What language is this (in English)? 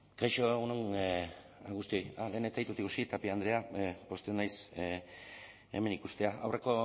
Basque